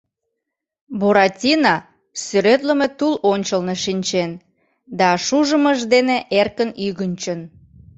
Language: Mari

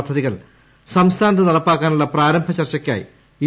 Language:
Malayalam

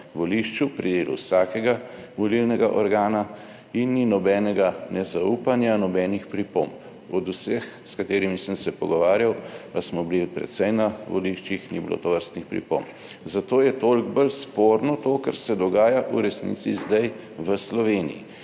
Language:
Slovenian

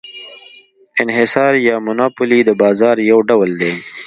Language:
Pashto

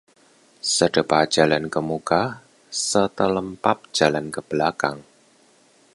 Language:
Indonesian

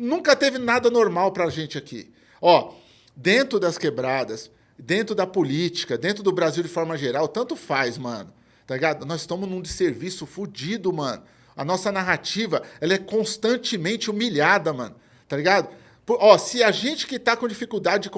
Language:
Portuguese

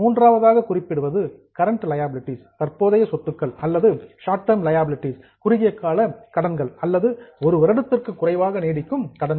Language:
Tamil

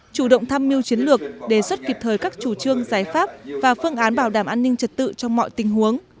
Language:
Vietnamese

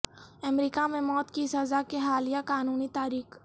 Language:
Urdu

